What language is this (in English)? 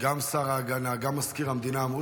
Hebrew